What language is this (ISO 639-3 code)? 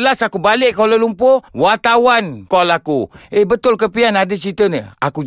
msa